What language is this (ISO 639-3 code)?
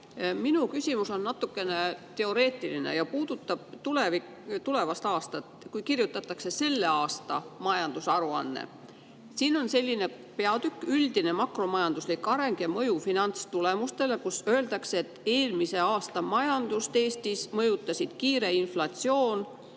est